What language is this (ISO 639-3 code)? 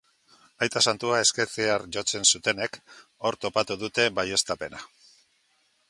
eus